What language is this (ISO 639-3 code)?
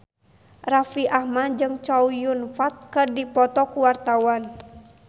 sun